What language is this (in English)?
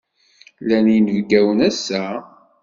Kabyle